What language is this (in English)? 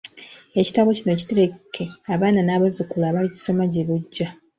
Ganda